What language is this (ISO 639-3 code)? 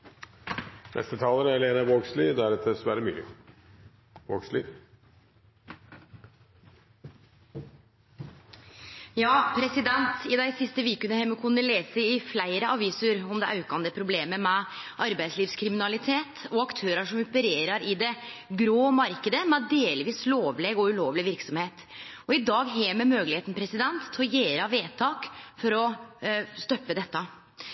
nor